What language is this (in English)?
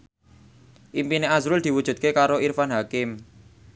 Javanese